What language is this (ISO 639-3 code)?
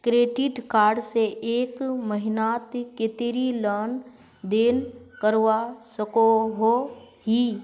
mag